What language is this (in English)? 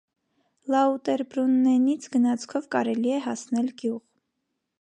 Armenian